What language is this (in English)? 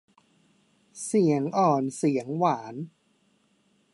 Thai